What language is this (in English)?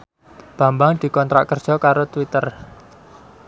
Javanese